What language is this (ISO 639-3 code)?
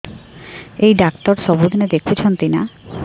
ori